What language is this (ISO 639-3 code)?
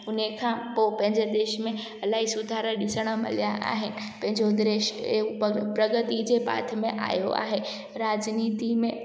snd